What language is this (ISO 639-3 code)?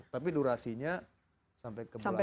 ind